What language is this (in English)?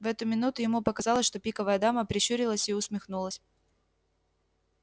Russian